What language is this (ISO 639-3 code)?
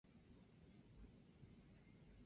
zho